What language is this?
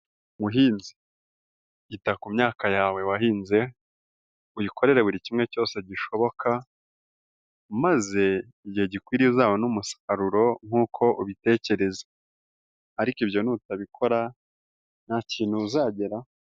Kinyarwanda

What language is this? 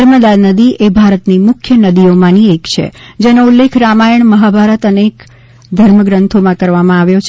Gujarati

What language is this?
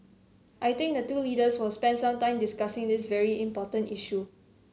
English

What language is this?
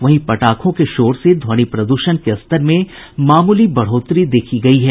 Hindi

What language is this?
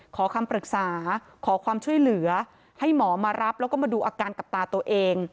Thai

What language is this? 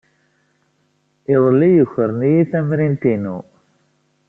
Kabyle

